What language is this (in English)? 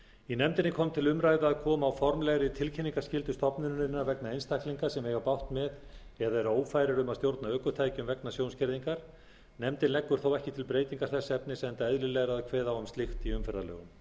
Icelandic